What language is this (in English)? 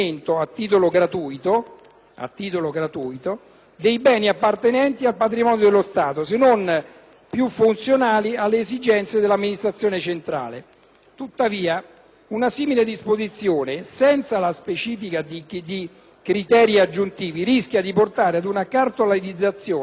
Italian